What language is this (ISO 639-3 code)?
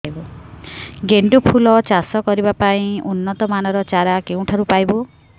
ori